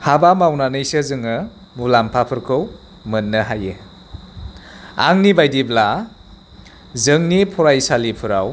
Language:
Bodo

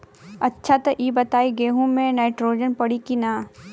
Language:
Bhojpuri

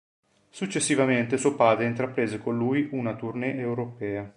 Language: Italian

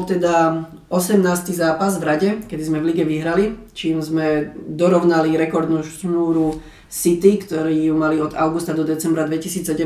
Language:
Slovak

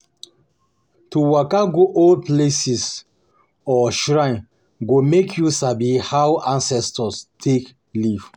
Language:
Nigerian Pidgin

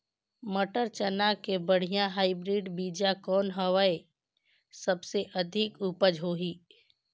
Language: Chhattisgarhi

